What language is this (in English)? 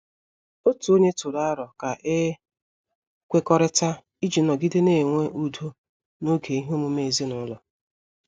Igbo